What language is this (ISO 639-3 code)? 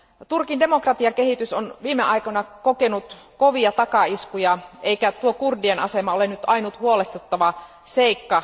fin